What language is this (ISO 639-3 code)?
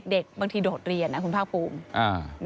tha